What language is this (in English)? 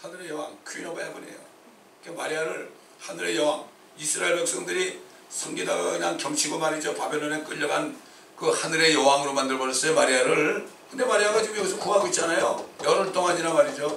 Korean